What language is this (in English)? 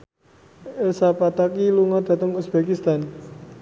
Javanese